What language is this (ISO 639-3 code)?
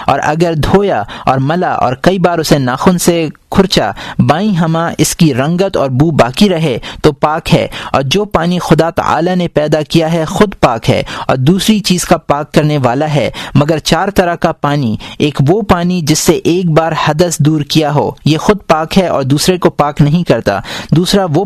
urd